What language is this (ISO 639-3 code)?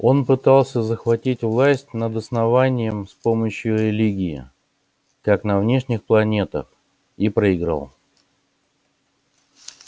rus